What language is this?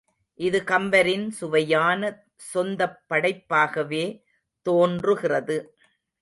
Tamil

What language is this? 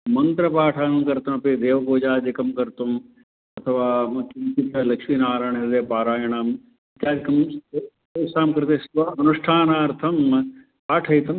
Sanskrit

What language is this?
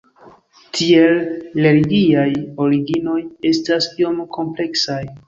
Esperanto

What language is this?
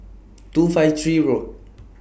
English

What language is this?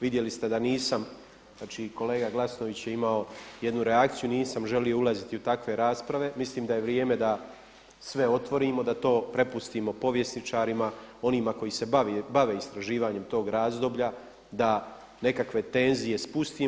Croatian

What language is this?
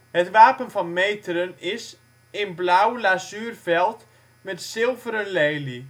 Dutch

